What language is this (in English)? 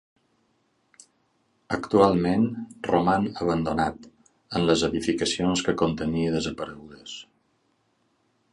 Catalan